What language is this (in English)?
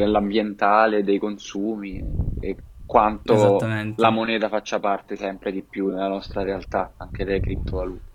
Italian